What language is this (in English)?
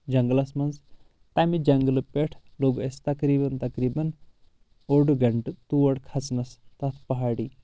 Kashmiri